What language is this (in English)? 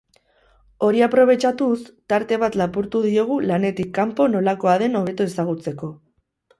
Basque